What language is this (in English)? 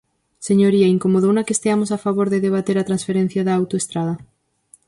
Galician